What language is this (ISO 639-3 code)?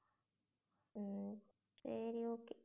tam